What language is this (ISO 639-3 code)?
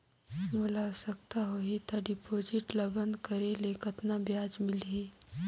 hne